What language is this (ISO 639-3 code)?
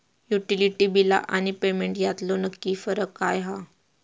mar